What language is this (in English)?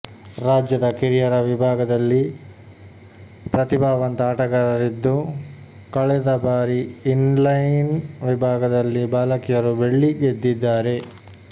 Kannada